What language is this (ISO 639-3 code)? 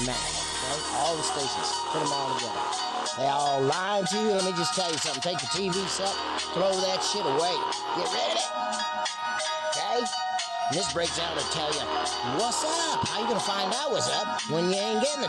eng